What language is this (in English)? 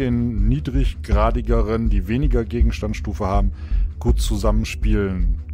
German